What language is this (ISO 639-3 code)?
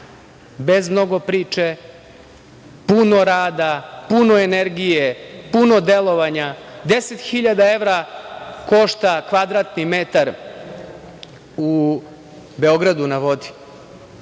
srp